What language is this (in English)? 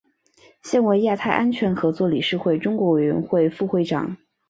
Chinese